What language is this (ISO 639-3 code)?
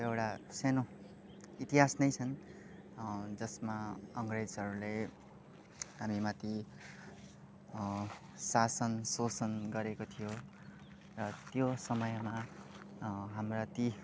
nep